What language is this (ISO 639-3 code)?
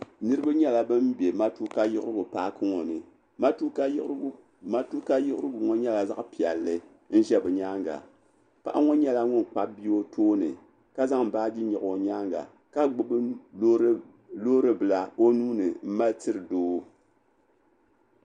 dag